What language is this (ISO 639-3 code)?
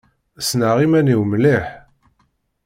kab